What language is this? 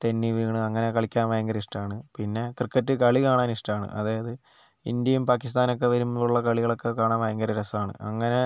Malayalam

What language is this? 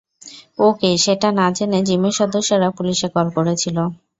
Bangla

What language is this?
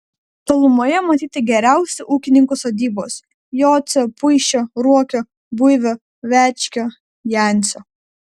Lithuanian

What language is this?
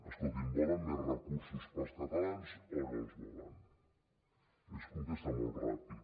Catalan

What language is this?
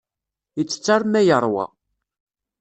Kabyle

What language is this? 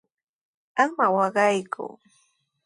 Sihuas Ancash Quechua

